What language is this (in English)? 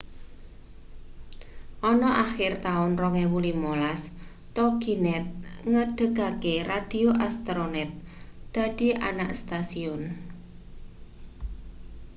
Javanese